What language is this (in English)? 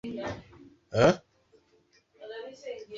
Swahili